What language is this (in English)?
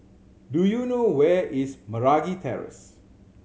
English